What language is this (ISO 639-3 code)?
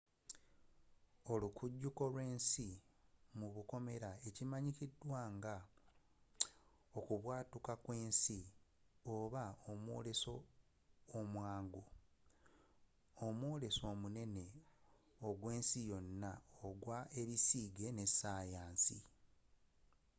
lug